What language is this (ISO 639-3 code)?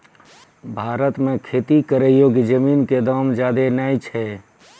mai